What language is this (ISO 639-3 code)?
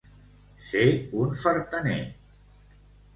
cat